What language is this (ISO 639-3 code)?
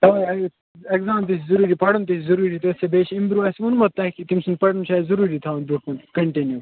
kas